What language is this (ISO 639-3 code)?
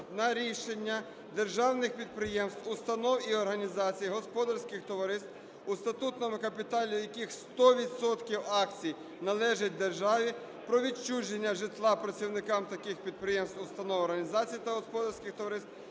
ukr